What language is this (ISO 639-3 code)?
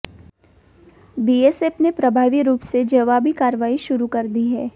hin